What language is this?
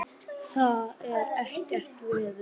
Icelandic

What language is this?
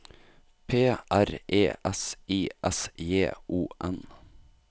Norwegian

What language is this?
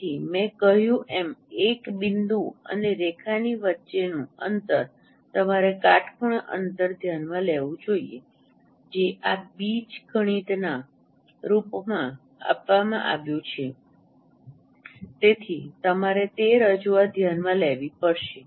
Gujarati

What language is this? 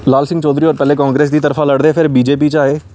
Dogri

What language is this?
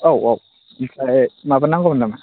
Bodo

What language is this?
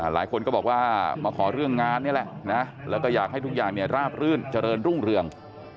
Thai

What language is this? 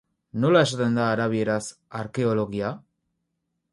Basque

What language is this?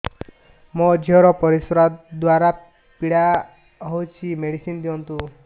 Odia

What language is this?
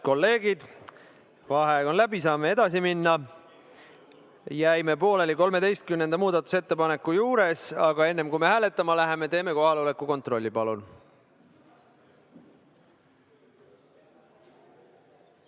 Estonian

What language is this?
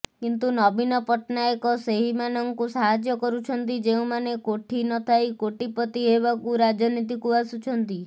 Odia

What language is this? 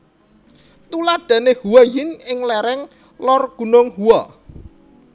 Javanese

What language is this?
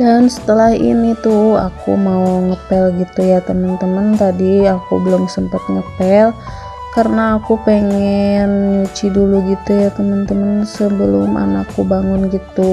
Indonesian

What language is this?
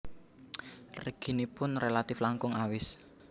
Javanese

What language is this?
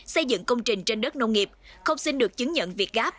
Vietnamese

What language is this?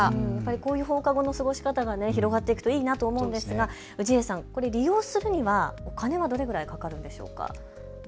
Japanese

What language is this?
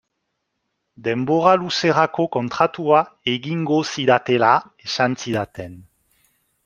Basque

